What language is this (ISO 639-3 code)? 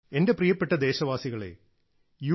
mal